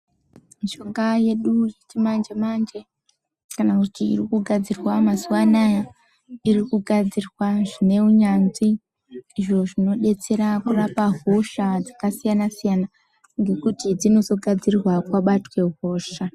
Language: Ndau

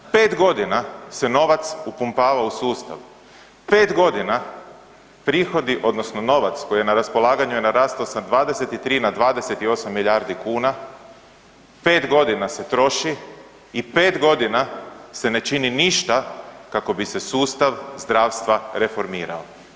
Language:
Croatian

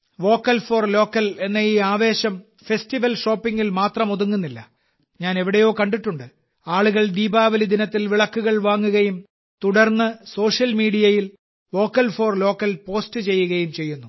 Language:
Malayalam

